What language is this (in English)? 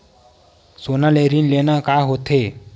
Chhattisgarhi